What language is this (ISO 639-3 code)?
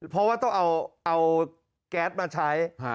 tha